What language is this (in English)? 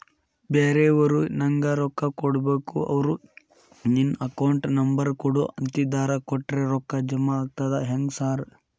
Kannada